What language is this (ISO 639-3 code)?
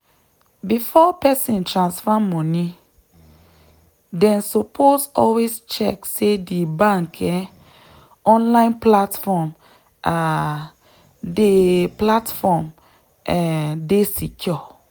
pcm